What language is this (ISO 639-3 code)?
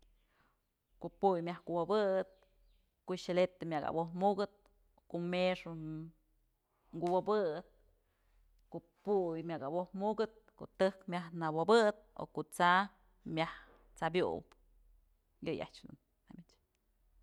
mzl